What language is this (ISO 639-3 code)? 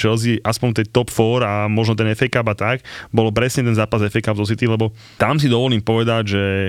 slk